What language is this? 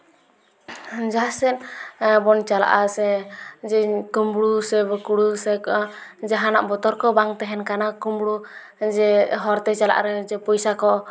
Santali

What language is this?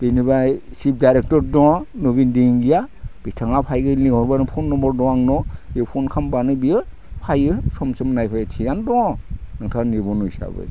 Bodo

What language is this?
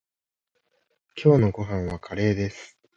Japanese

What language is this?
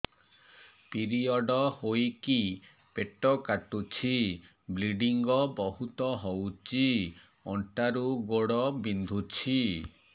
Odia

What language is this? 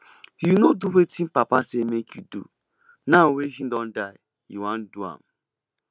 Nigerian Pidgin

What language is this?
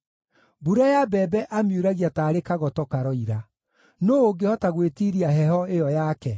Kikuyu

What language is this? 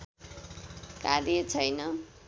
Nepali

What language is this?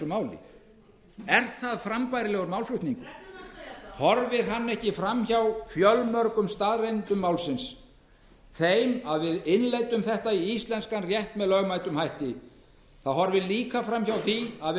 Icelandic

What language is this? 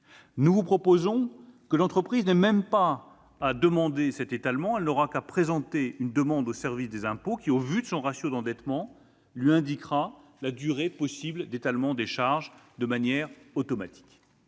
French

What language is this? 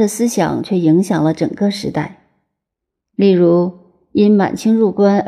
Chinese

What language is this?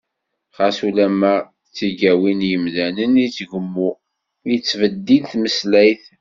Kabyle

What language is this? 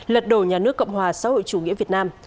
Vietnamese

